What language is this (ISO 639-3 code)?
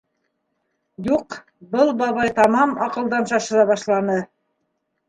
bak